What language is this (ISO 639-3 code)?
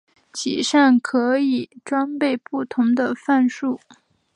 zho